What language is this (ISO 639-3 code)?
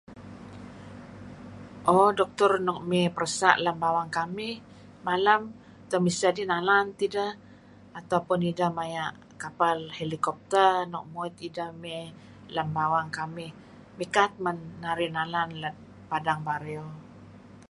kzi